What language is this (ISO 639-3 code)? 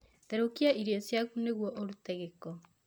kik